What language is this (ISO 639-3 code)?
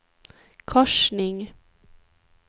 swe